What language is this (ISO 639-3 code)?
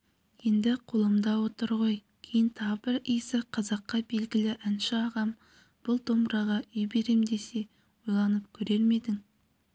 kaz